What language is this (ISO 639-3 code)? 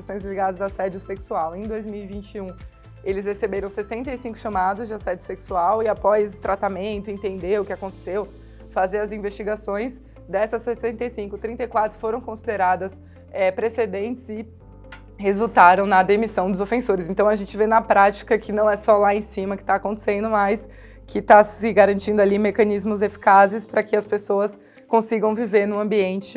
por